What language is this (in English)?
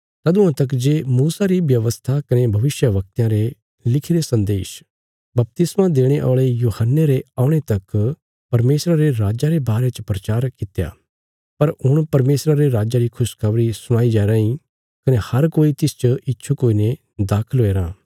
Bilaspuri